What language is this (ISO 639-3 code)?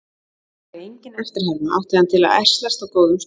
isl